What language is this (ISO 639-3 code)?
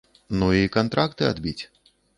bel